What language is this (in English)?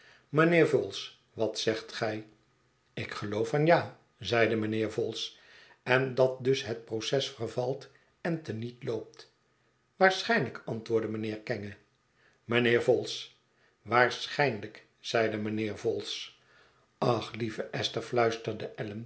Dutch